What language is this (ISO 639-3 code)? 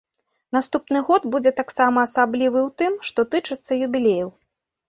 bel